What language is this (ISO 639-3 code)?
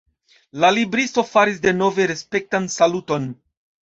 epo